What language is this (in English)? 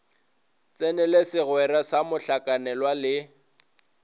Northern Sotho